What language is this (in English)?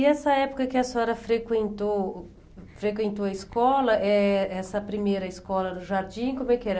Portuguese